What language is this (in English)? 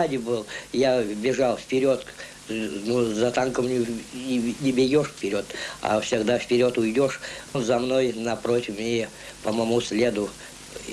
Russian